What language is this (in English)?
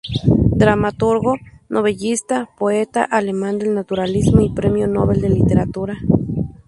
Spanish